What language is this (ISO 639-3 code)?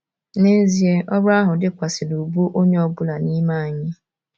ibo